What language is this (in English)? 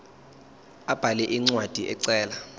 Zulu